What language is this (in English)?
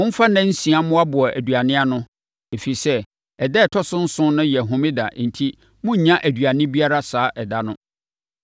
Akan